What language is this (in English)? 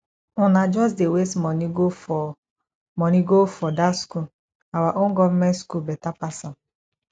Nigerian Pidgin